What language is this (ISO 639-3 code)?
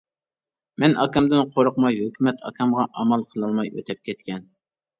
uig